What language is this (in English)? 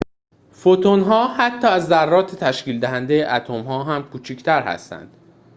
Persian